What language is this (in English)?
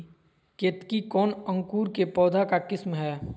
Magahi